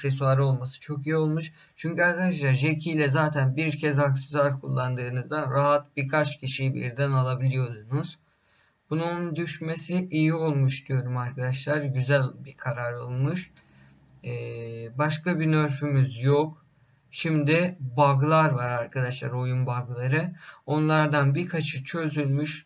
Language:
Turkish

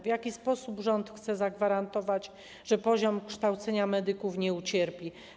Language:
Polish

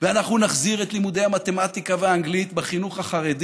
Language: Hebrew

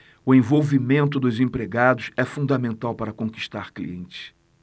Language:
Portuguese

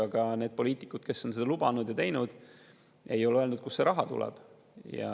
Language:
Estonian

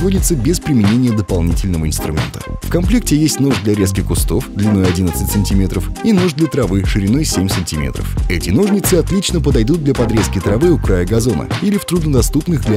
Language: Russian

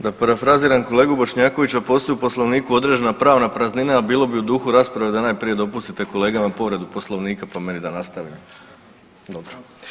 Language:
Croatian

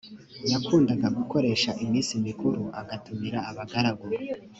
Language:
Kinyarwanda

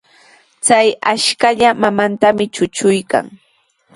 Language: Sihuas Ancash Quechua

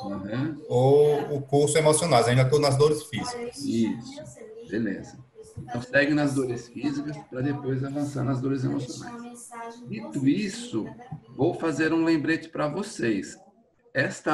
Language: Portuguese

